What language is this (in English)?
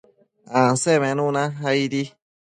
Matsés